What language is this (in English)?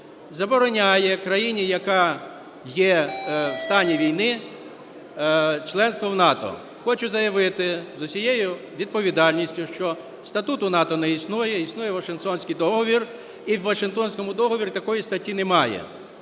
Ukrainian